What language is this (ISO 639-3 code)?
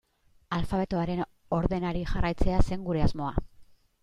eus